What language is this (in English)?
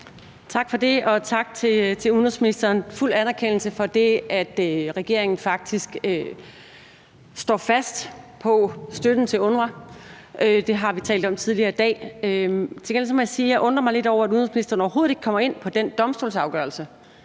Danish